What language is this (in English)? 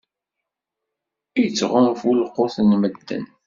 Kabyle